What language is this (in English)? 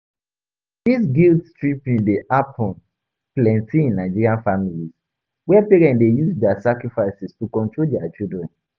Nigerian Pidgin